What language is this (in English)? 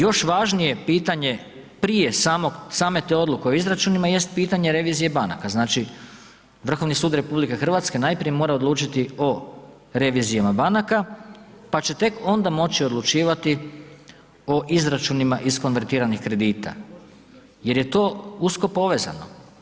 Croatian